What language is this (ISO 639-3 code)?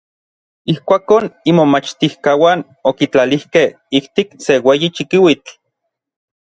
nlv